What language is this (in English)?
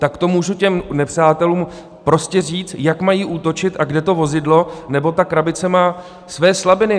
Czech